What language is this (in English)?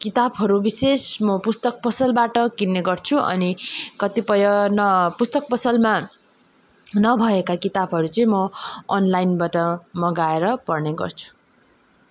Nepali